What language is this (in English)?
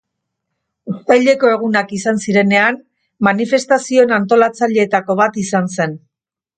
Basque